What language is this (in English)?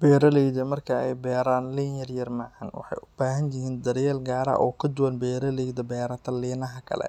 Somali